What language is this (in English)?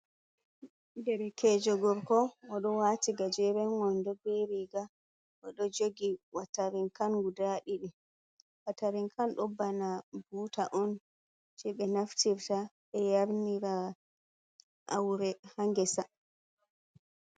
Fula